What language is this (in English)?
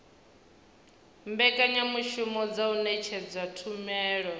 Venda